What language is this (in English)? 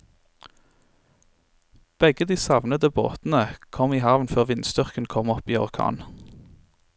Norwegian